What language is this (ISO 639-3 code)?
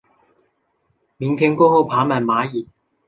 zho